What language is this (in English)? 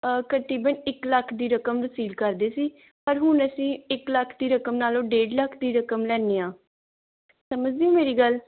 Punjabi